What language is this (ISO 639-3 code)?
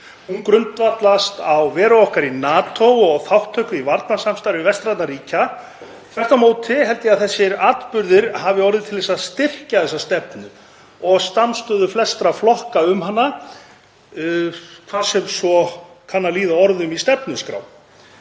isl